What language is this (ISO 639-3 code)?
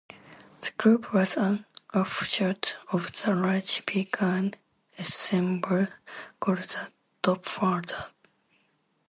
eng